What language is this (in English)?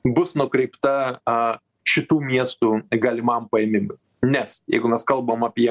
Lithuanian